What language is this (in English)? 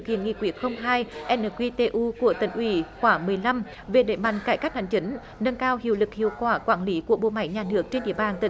Vietnamese